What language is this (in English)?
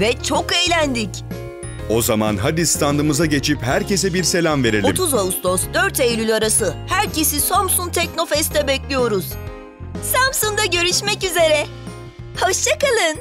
Turkish